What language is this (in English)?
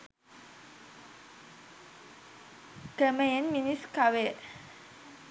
Sinhala